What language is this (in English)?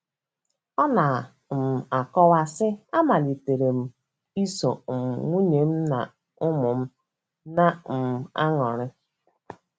Igbo